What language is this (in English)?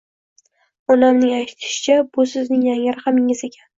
Uzbek